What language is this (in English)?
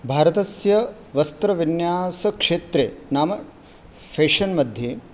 Sanskrit